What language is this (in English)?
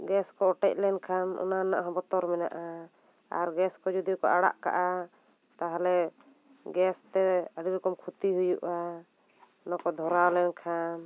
Santali